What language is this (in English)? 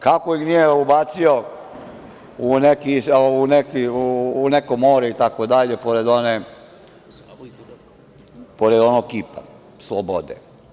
Serbian